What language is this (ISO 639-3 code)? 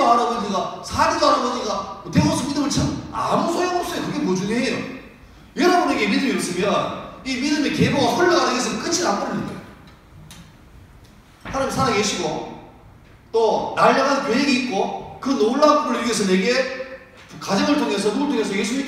kor